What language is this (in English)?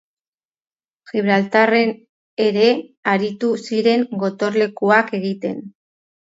Basque